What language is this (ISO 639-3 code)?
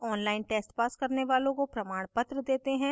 hin